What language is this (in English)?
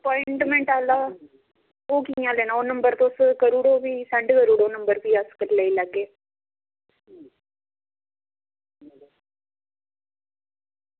Dogri